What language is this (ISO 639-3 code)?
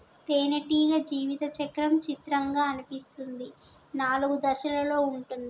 tel